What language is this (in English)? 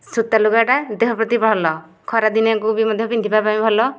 Odia